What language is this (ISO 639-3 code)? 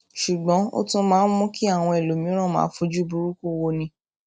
yor